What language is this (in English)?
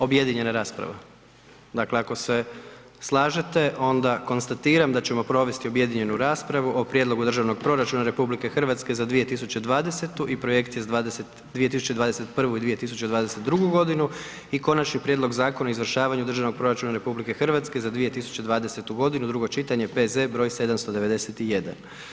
Croatian